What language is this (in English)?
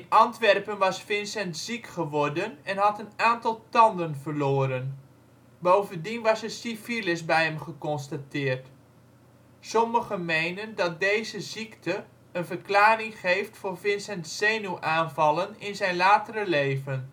Dutch